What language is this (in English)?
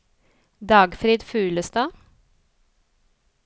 Norwegian